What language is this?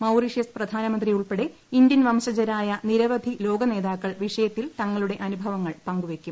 Malayalam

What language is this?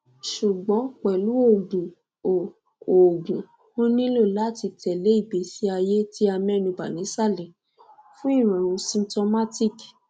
Yoruba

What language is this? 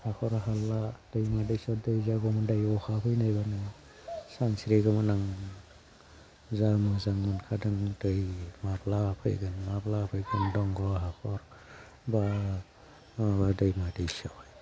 Bodo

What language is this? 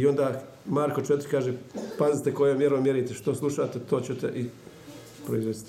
Croatian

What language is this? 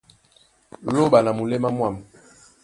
Duala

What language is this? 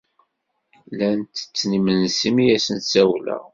Kabyle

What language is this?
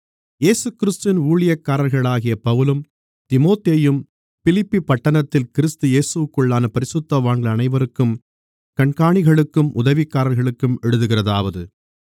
Tamil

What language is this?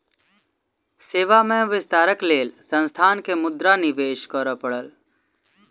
Maithili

